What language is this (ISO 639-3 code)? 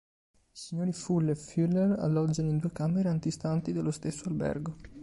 ita